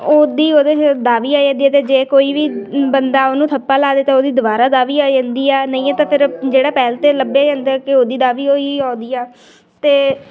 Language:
Punjabi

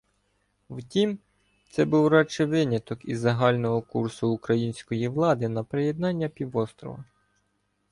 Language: Ukrainian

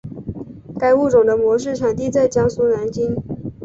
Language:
Chinese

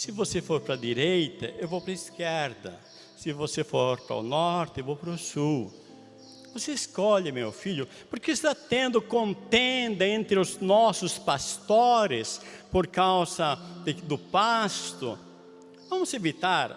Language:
Portuguese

